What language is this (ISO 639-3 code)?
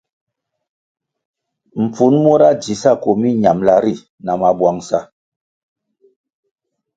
nmg